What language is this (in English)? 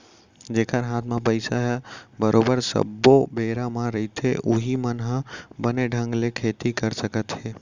Chhattisgarhi